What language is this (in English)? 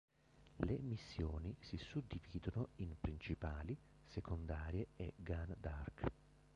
Italian